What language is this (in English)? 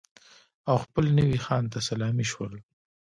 Pashto